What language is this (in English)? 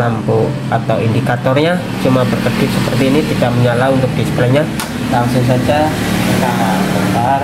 Indonesian